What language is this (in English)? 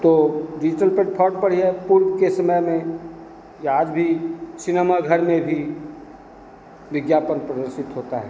Hindi